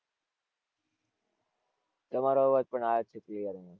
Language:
Gujarati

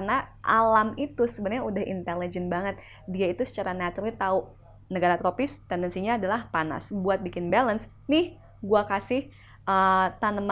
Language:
Indonesian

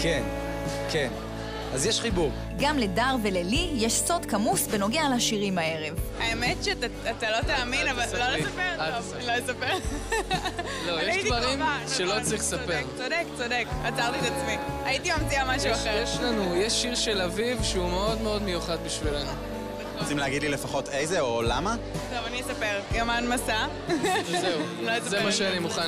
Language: Hebrew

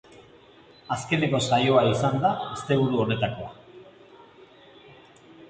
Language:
Basque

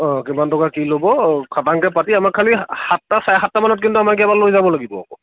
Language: Assamese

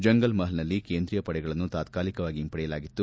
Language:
Kannada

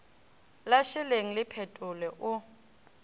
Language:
Northern Sotho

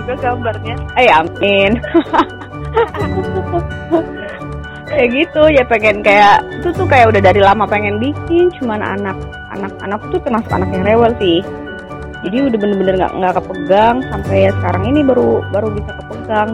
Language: Indonesian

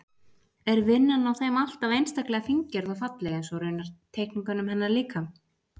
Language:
Icelandic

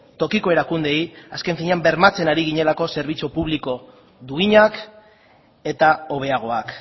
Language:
Basque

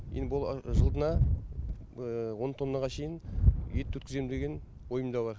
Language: Kazakh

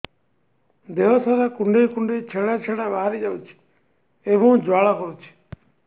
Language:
Odia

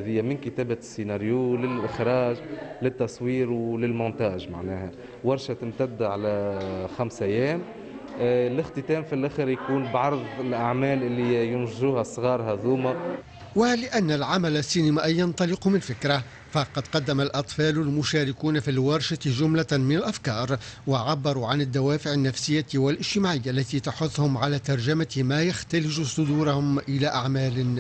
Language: Arabic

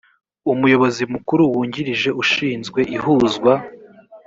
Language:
Kinyarwanda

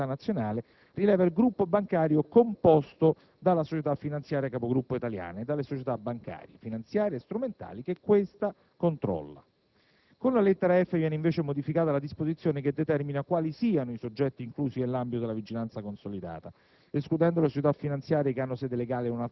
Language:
Italian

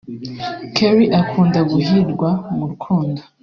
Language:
Kinyarwanda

